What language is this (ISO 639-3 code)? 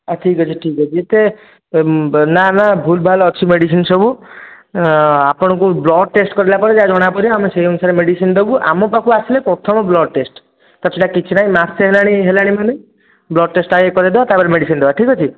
ori